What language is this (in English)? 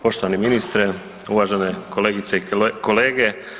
Croatian